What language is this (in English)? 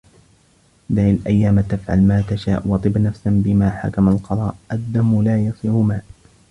Arabic